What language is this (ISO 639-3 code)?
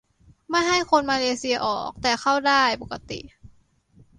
tha